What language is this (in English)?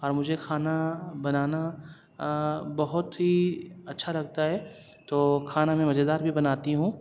Urdu